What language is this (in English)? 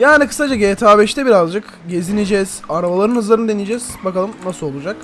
Turkish